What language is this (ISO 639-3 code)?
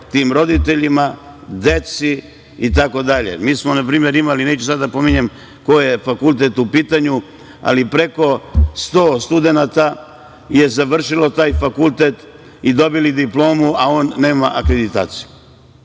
srp